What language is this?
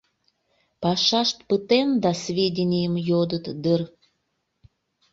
Mari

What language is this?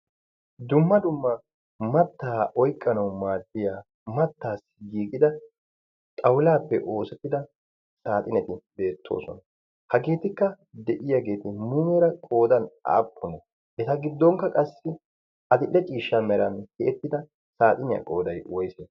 Wolaytta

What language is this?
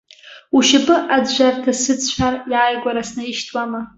Abkhazian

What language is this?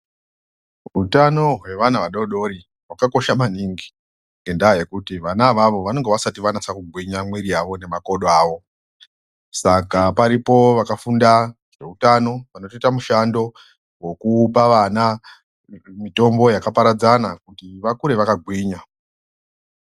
Ndau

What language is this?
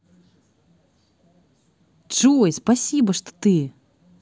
Russian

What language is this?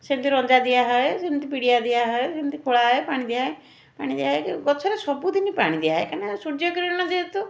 Odia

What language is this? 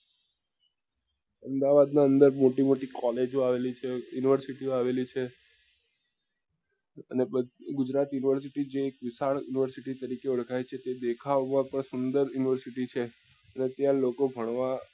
Gujarati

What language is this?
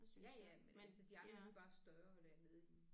Danish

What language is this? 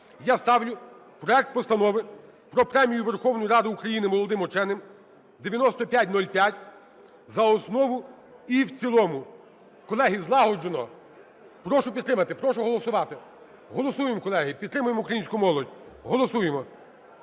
Ukrainian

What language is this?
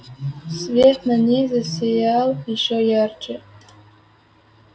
Russian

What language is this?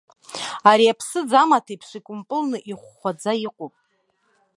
Abkhazian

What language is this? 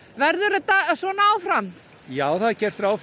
Icelandic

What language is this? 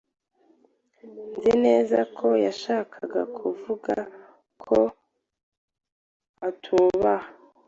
Kinyarwanda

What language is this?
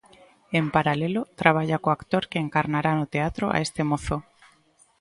Galician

